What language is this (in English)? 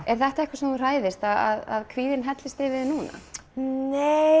Icelandic